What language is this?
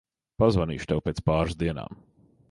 Latvian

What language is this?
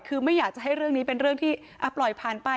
Thai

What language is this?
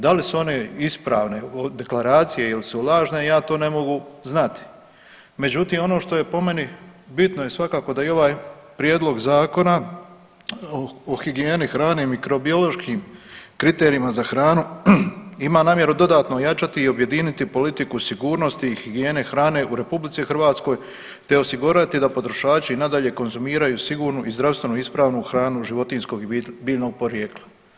Croatian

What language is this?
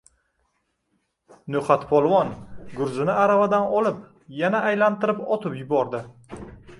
Uzbek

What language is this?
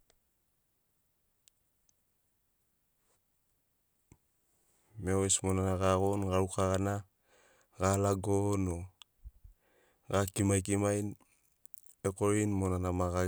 Sinaugoro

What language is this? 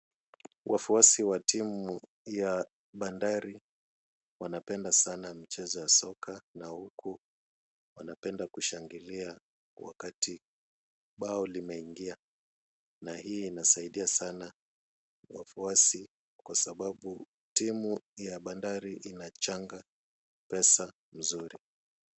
Swahili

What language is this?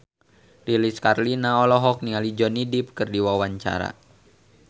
Sundanese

